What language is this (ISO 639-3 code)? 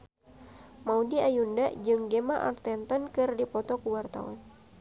sun